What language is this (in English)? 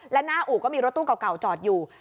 Thai